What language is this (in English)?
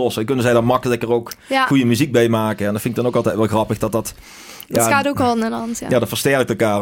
Dutch